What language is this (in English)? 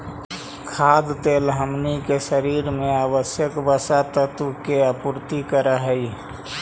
Magahi